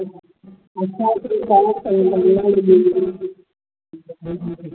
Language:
Sindhi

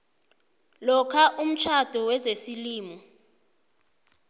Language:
South Ndebele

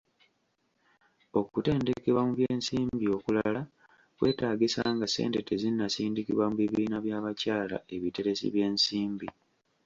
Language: Ganda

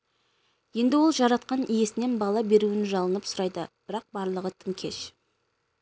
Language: Kazakh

